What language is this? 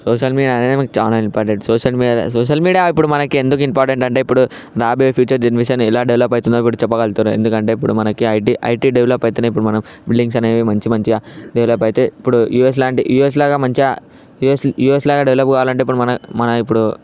Telugu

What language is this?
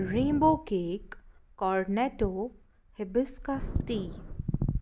Kashmiri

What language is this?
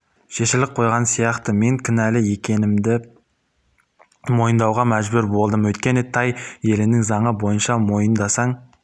Kazakh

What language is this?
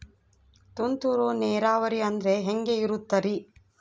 Kannada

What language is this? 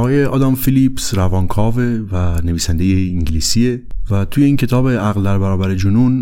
Persian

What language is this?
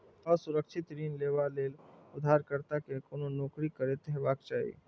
Maithili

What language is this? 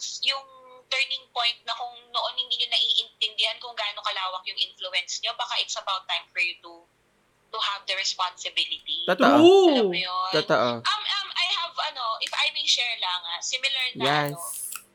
Filipino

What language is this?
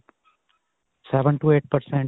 Punjabi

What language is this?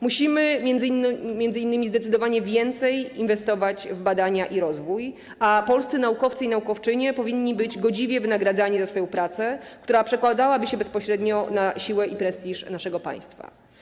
Polish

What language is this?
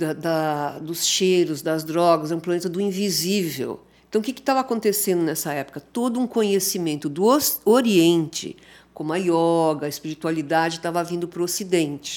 Portuguese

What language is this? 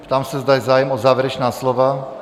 Czech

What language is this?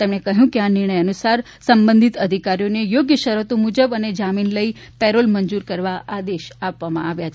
Gujarati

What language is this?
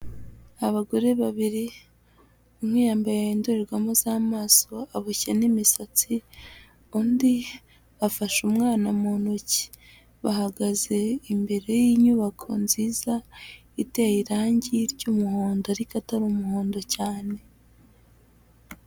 Kinyarwanda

